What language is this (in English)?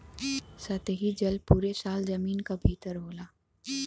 Bhojpuri